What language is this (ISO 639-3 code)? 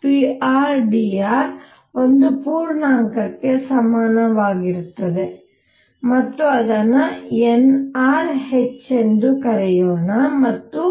kan